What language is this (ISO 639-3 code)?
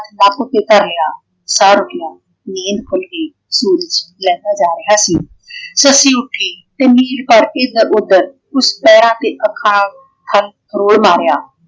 pan